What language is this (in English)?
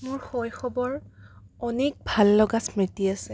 Assamese